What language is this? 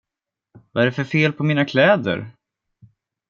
Swedish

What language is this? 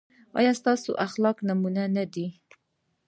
Pashto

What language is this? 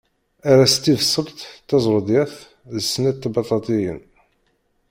Kabyle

